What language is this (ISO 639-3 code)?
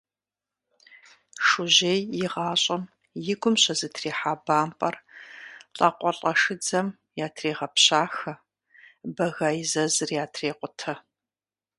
kbd